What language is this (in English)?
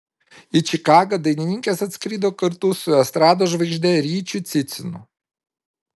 Lithuanian